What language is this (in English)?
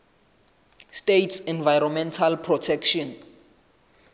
Southern Sotho